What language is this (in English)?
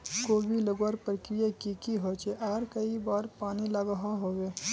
Magahi